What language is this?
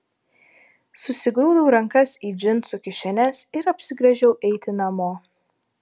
Lithuanian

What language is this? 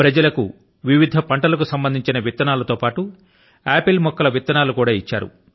Telugu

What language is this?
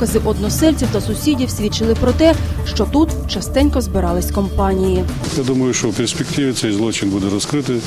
Ukrainian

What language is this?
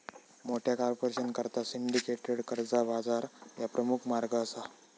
Marathi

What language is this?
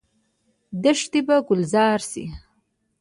Pashto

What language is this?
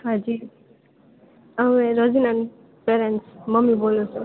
Gujarati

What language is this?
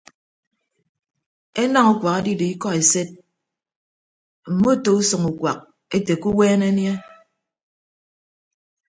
Ibibio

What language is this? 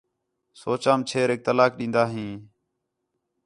Khetrani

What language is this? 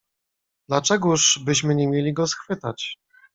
Polish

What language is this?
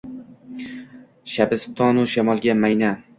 Uzbek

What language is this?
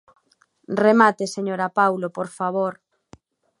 Galician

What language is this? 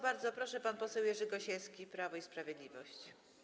Polish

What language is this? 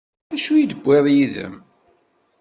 Kabyle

